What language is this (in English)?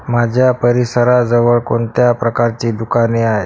Marathi